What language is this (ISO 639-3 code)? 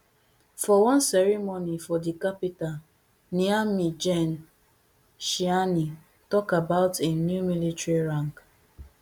pcm